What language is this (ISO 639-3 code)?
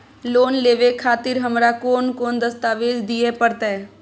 mai